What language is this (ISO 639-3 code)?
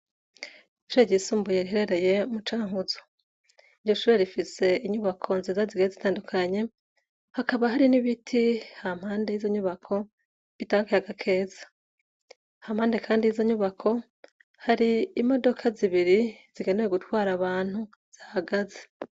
run